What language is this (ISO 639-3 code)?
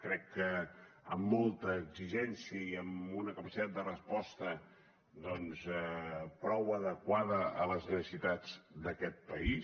cat